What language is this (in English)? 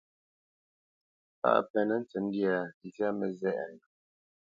Bamenyam